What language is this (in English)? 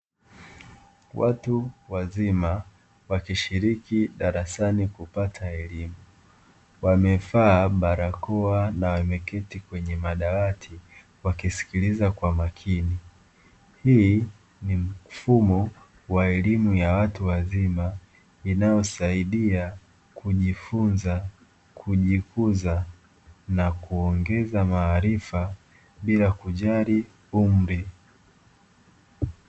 Swahili